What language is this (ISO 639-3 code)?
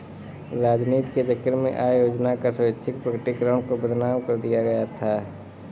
hin